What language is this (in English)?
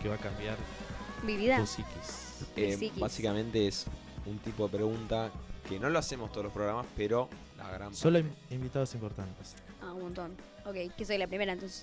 Spanish